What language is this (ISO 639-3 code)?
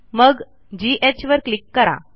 mar